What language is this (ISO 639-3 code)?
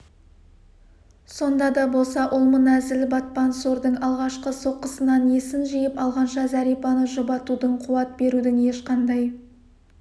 kaz